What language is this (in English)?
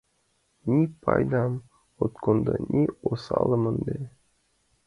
Mari